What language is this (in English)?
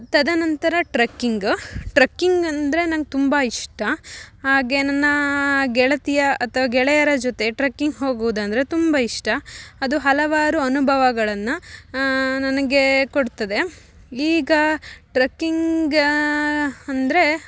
Kannada